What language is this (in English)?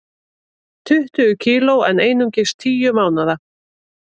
Icelandic